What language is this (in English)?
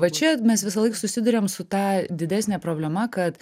Lithuanian